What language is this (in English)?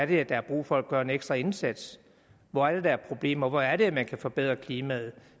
Danish